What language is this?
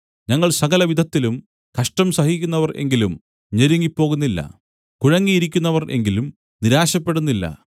Malayalam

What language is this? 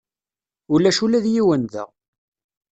Kabyle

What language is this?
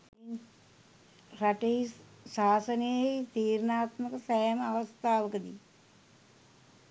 Sinhala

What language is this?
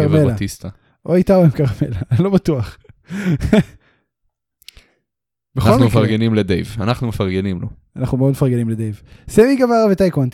Hebrew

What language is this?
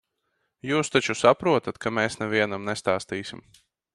Latvian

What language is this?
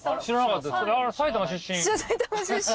Japanese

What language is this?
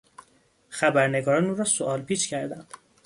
Persian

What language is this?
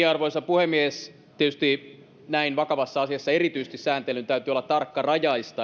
Finnish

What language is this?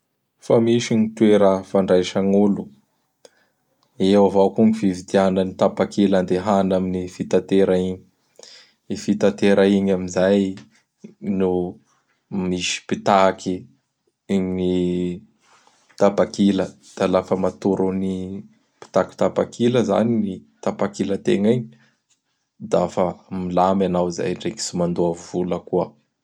Bara Malagasy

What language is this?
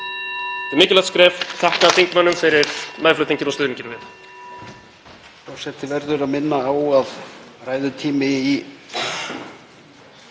Icelandic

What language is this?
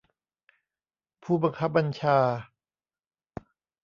Thai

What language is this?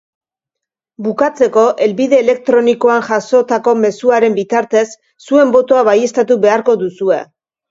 Basque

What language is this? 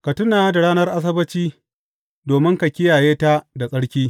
Hausa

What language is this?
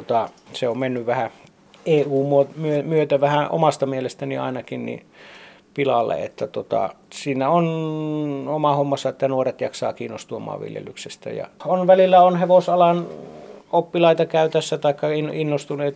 Finnish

